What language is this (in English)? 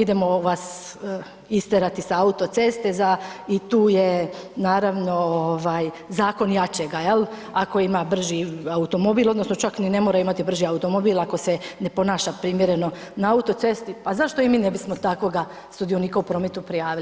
Croatian